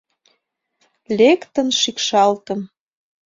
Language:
Mari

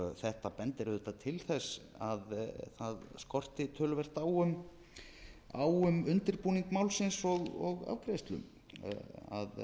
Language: Icelandic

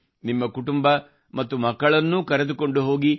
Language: Kannada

